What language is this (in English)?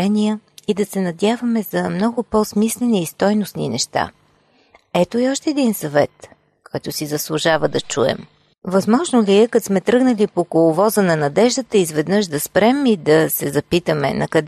Bulgarian